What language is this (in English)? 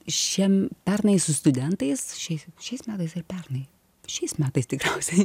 Lithuanian